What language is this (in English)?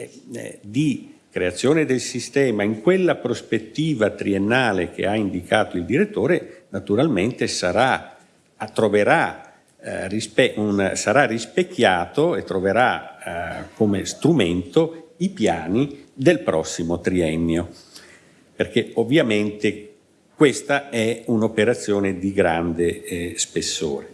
Italian